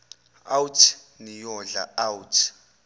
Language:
Zulu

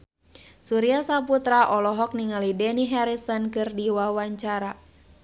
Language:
Sundanese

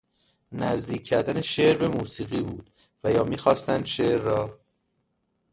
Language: Persian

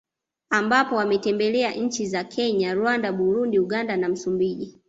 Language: Swahili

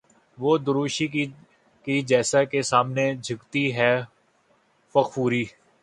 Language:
Urdu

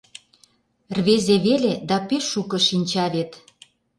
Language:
Mari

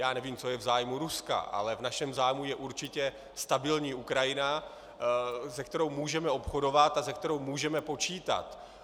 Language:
Czech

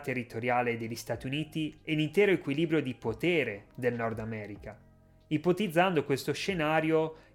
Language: Italian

